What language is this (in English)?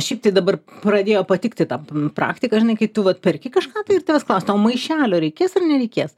Lithuanian